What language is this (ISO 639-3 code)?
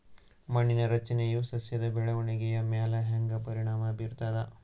kan